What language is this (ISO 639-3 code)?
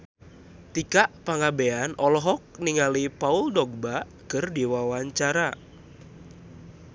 sun